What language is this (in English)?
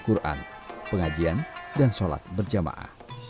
Indonesian